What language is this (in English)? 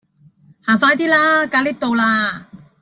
Cantonese